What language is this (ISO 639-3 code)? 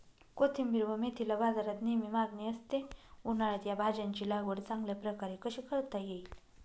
mar